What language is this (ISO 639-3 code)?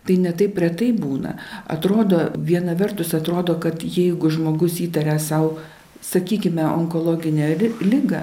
lit